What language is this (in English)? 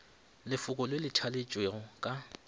Northern Sotho